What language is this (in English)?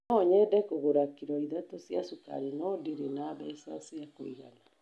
Kikuyu